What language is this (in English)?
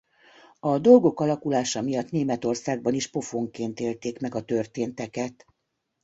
Hungarian